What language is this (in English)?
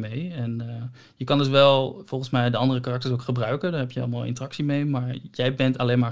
Dutch